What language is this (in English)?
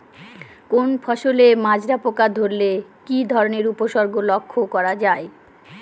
Bangla